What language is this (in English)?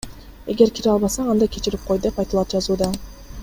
Kyrgyz